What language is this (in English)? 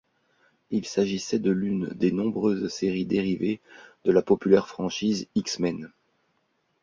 French